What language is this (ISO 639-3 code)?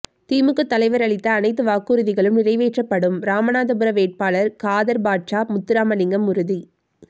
tam